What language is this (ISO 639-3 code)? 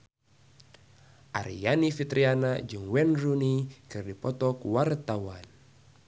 sun